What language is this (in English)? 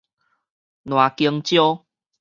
Min Nan Chinese